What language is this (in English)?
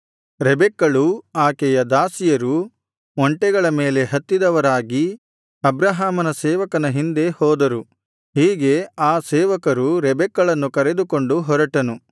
Kannada